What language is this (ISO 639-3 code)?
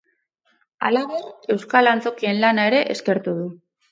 eus